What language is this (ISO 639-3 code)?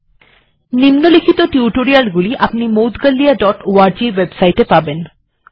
ben